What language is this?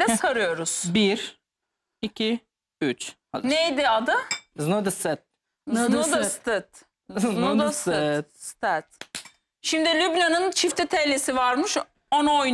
Turkish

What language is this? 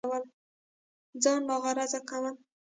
Pashto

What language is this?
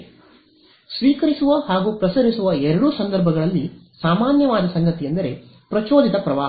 Kannada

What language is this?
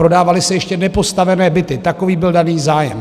Czech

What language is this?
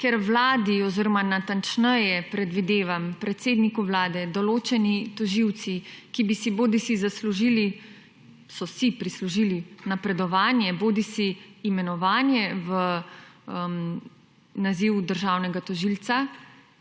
Slovenian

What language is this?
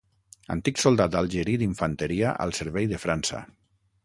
Catalan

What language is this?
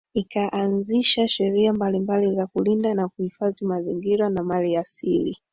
Swahili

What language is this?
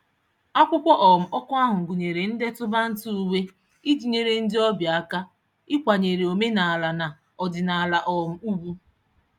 Igbo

